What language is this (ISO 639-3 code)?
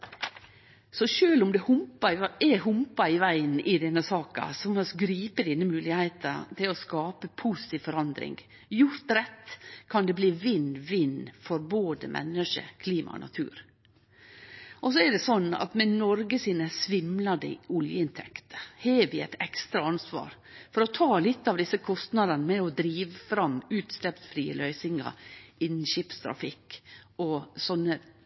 nno